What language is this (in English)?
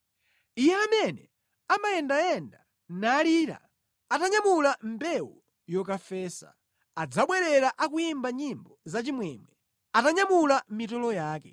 Nyanja